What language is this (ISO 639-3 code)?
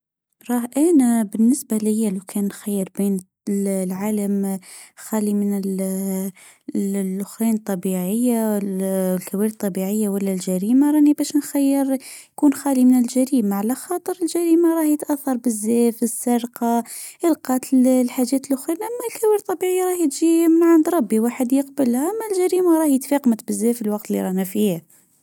aeb